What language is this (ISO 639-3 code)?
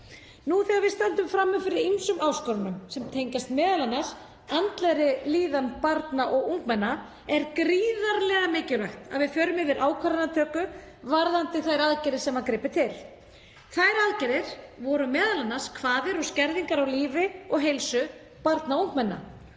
isl